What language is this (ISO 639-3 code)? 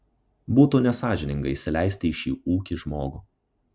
lit